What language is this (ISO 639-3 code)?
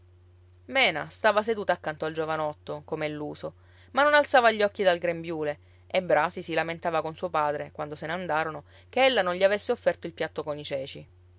ita